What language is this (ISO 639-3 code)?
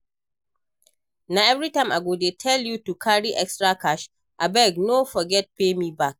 pcm